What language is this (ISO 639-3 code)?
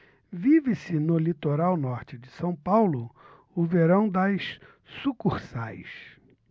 por